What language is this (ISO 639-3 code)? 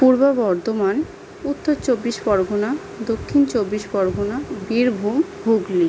ben